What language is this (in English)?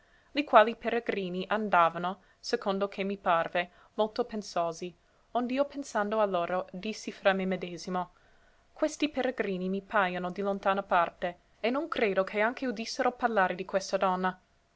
Italian